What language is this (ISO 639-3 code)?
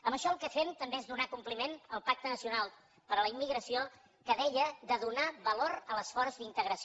cat